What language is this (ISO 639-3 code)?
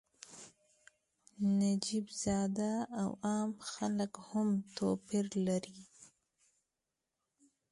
pus